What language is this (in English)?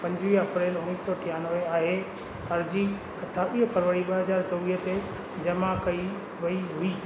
Sindhi